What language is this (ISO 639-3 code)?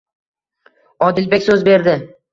uzb